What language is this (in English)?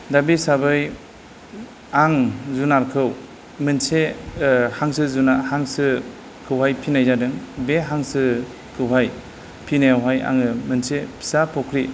Bodo